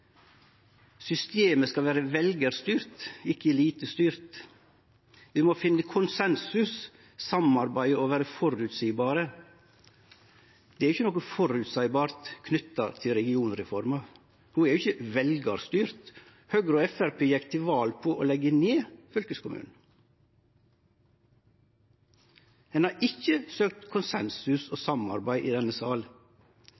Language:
Norwegian Nynorsk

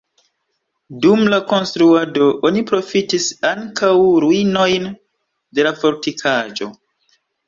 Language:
Esperanto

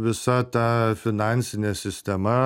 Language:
Lithuanian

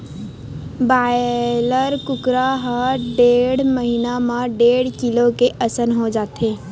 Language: Chhattisgarhi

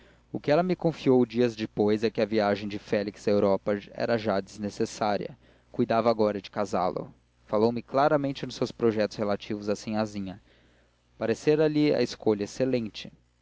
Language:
Portuguese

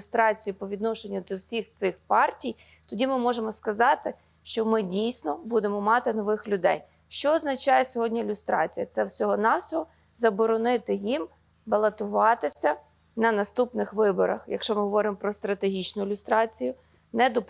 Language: Ukrainian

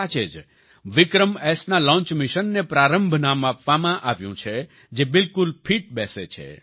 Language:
Gujarati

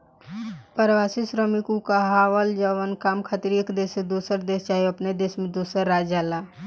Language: Bhojpuri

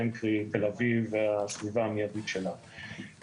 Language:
Hebrew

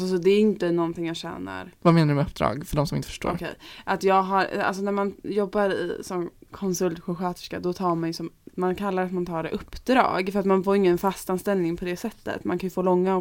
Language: Swedish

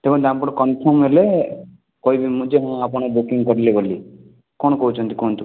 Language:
Odia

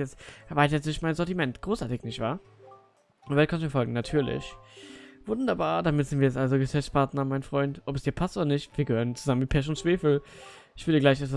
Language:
German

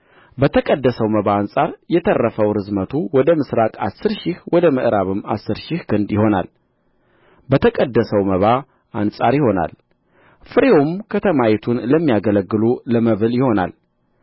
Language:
Amharic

